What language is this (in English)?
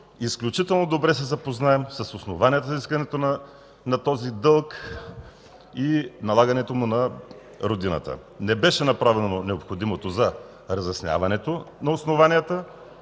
Bulgarian